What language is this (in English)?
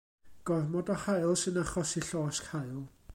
Welsh